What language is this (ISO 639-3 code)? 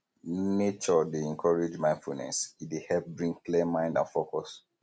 pcm